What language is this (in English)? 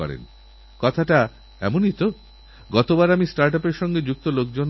Bangla